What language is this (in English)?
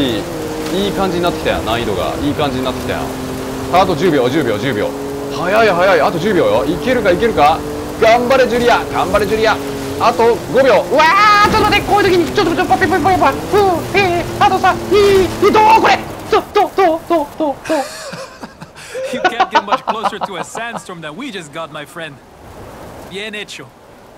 Japanese